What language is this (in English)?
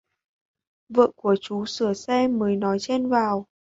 Vietnamese